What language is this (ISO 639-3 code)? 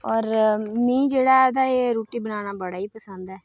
doi